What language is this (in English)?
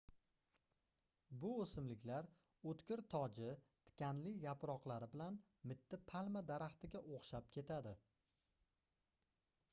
Uzbek